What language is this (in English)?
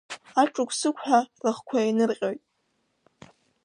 Abkhazian